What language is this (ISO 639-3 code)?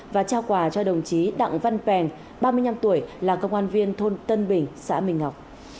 vie